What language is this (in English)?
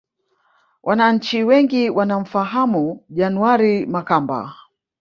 Swahili